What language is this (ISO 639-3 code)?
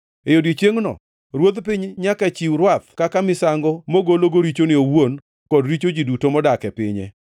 luo